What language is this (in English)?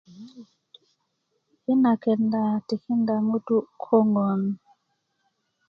Kuku